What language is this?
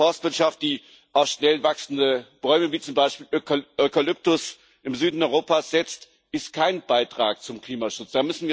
German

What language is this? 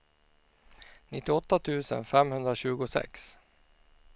Swedish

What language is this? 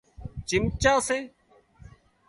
Wadiyara Koli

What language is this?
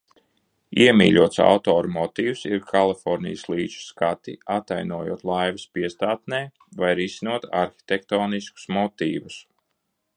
Latvian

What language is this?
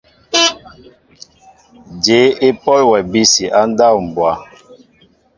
Mbo (Cameroon)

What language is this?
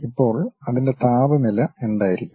Malayalam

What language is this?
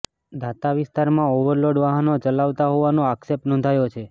Gujarati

